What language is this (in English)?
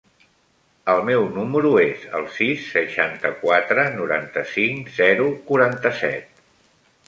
Catalan